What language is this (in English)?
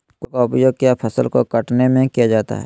Magahi